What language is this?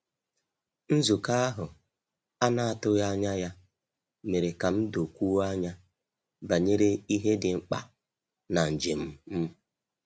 Igbo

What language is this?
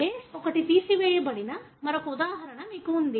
Telugu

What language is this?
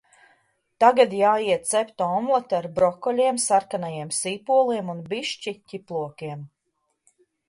Latvian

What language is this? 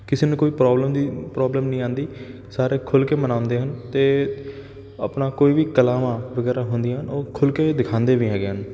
Punjabi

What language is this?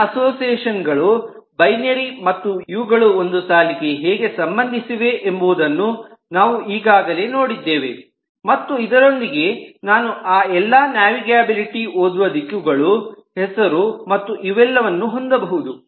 Kannada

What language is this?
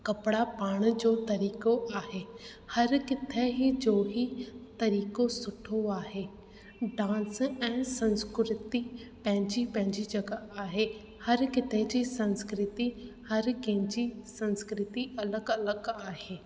Sindhi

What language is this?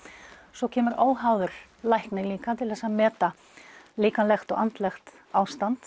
Icelandic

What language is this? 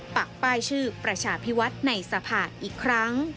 Thai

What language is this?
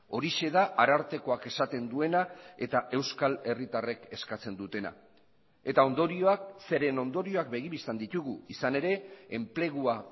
Basque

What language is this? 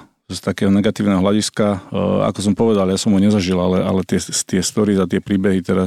Slovak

